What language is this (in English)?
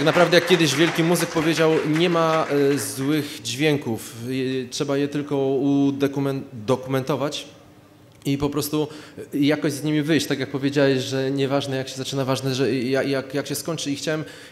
Polish